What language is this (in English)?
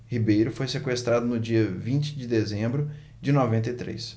Portuguese